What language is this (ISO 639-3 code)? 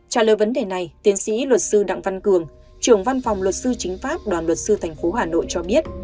vie